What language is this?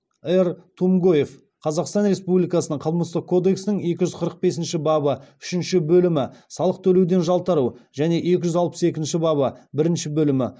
Kazakh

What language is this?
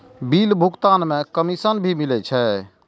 Maithili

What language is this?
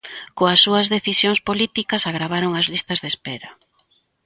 Galician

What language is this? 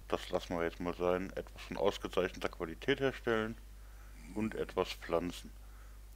German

